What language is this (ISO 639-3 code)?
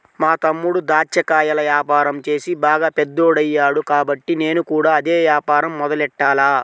tel